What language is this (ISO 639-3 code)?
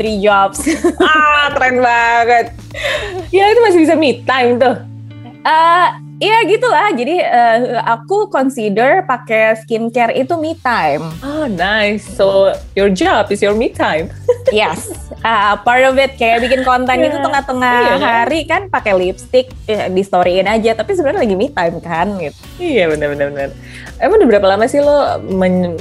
ind